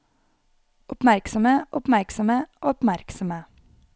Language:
Norwegian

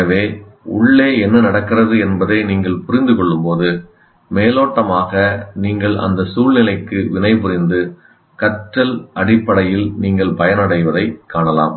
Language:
Tamil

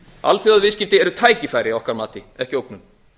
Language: Icelandic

